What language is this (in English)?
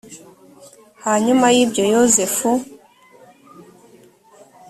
Kinyarwanda